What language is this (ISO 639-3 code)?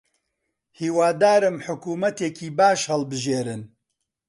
ckb